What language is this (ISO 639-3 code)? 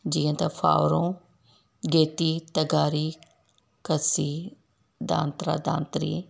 snd